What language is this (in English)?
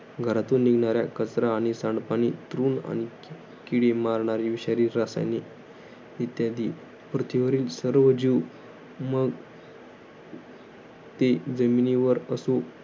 Marathi